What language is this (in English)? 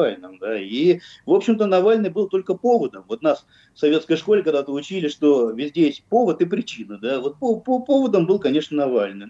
Russian